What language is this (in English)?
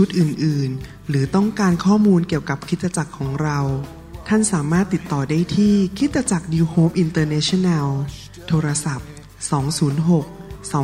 Thai